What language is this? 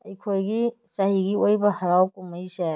Manipuri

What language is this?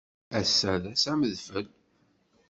Kabyle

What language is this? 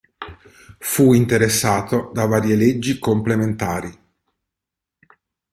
Italian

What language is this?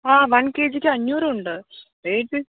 Malayalam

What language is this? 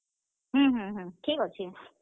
Odia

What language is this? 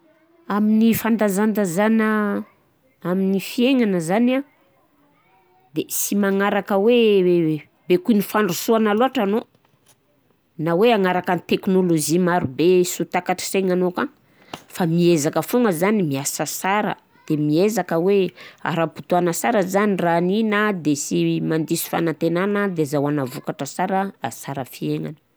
Southern Betsimisaraka Malagasy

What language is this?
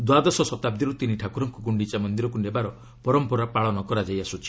Odia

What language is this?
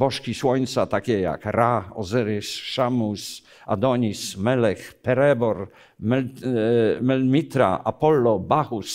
Polish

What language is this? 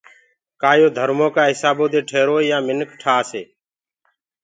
Gurgula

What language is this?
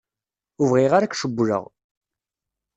Kabyle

